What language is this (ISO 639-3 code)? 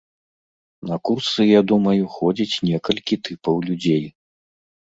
bel